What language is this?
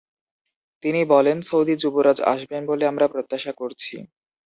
Bangla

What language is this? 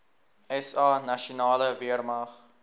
Afrikaans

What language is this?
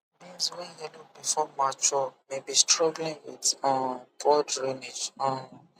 Nigerian Pidgin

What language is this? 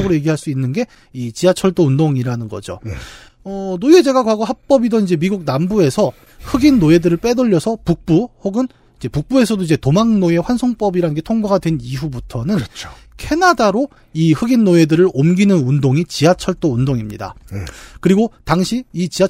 Korean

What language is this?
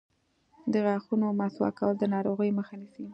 Pashto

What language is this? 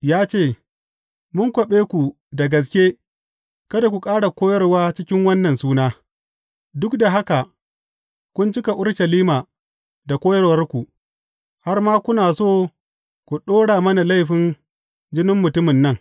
Hausa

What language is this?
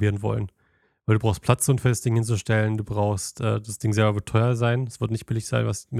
German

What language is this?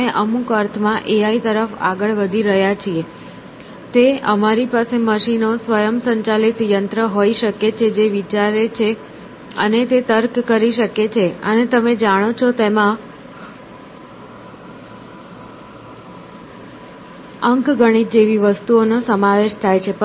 Gujarati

